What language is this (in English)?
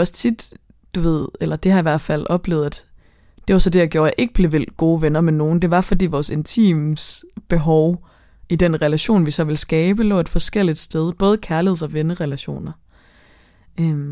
Danish